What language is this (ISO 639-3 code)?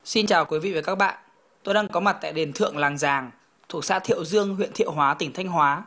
vie